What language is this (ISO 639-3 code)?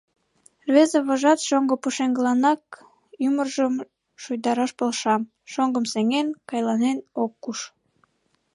chm